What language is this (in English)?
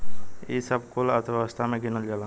Bhojpuri